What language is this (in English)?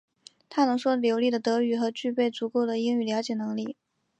Chinese